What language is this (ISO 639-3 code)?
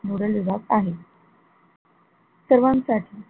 mar